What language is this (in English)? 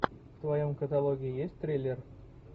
Russian